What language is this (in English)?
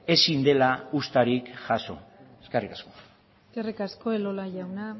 Basque